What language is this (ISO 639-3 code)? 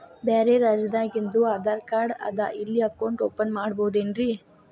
kan